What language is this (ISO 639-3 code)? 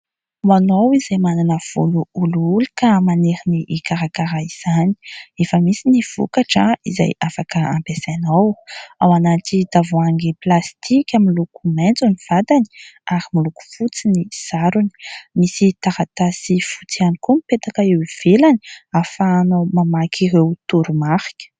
mlg